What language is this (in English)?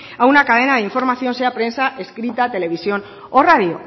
Spanish